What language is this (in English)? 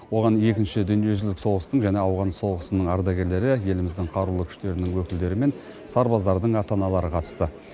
Kazakh